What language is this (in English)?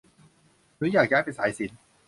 Thai